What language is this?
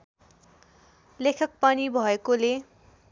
Nepali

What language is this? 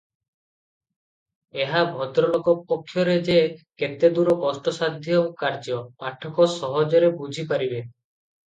Odia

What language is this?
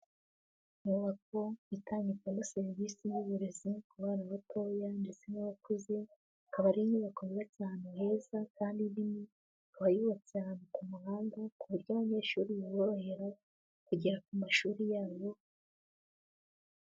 Kinyarwanda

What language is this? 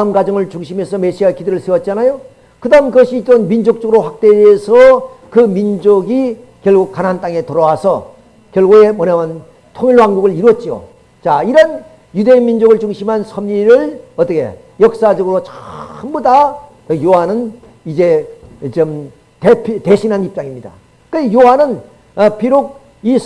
Korean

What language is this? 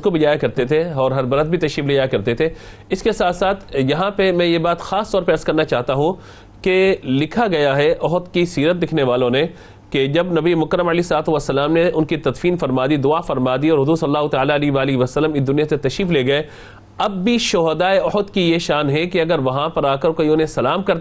Urdu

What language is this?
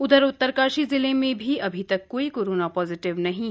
Hindi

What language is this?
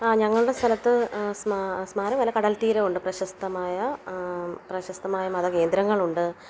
Malayalam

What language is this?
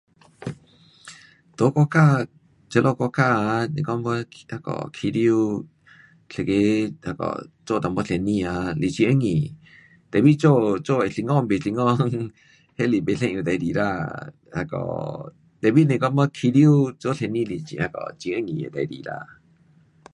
Pu-Xian Chinese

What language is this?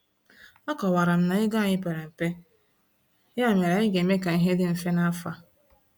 Igbo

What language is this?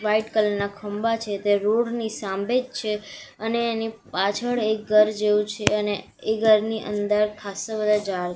Gujarati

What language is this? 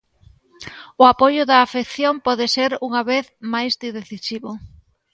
Galician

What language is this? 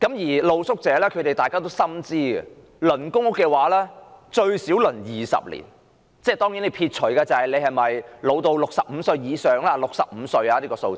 Cantonese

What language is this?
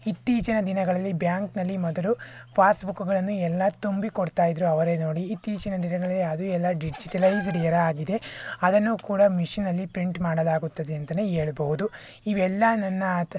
Kannada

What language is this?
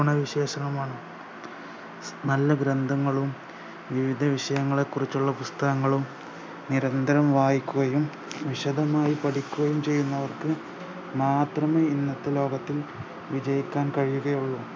Malayalam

